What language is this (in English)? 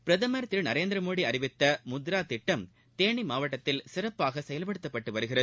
Tamil